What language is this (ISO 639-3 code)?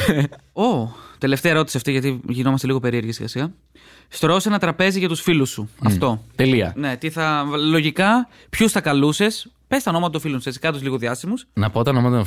ell